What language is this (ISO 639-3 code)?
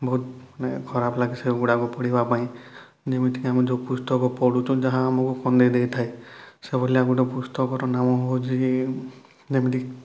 ori